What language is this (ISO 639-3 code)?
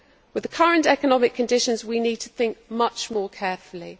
eng